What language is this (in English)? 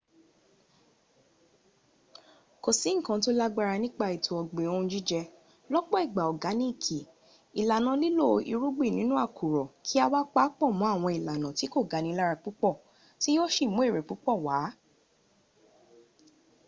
Yoruba